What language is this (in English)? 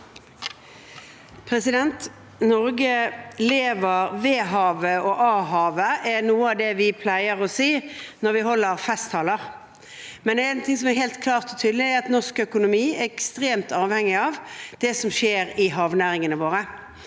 Norwegian